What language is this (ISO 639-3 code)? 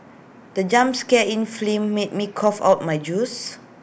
eng